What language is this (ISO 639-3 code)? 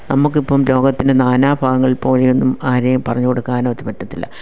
mal